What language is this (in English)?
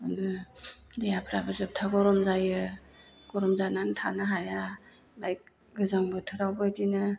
Bodo